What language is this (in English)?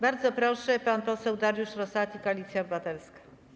Polish